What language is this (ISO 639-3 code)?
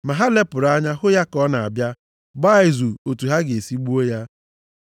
ibo